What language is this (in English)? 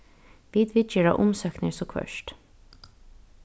Faroese